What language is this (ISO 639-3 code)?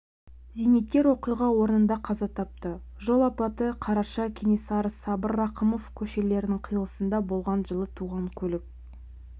kaz